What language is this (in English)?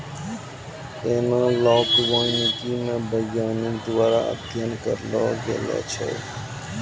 Maithili